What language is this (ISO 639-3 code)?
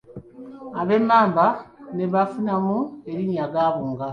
lug